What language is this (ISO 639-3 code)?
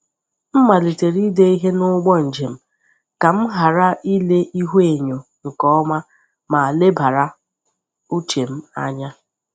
ibo